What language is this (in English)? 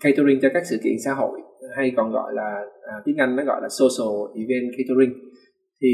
Vietnamese